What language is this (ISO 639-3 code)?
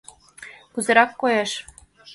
chm